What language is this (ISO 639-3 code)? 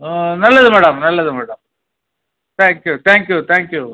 tam